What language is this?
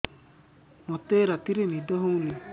Odia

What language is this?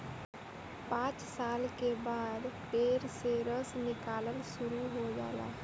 Bhojpuri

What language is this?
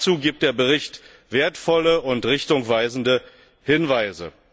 German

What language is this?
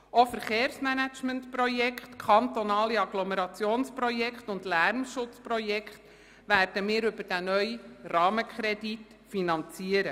Swiss German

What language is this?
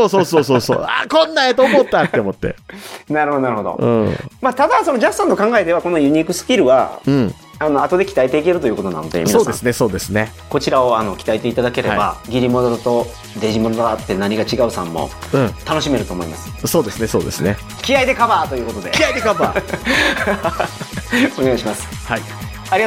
Japanese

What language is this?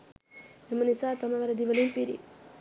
Sinhala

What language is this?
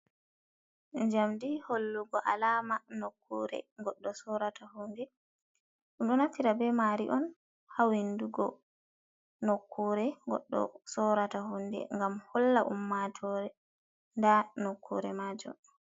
Fula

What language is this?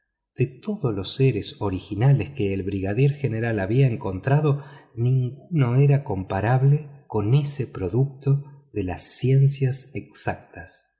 Spanish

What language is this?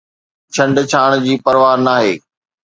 Sindhi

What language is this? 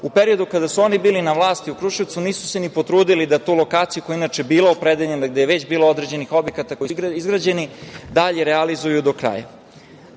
Serbian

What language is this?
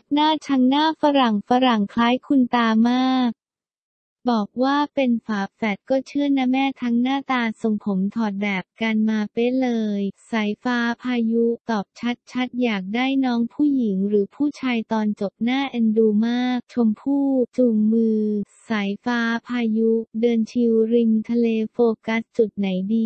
Thai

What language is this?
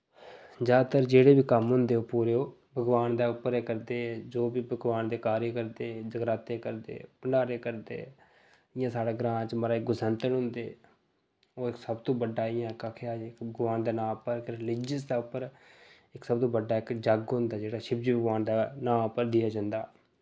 Dogri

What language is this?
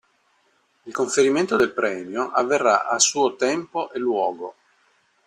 Italian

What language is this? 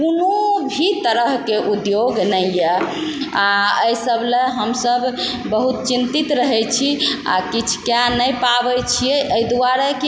Maithili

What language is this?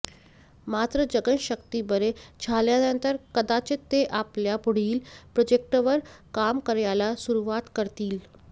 Marathi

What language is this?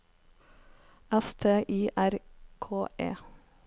Norwegian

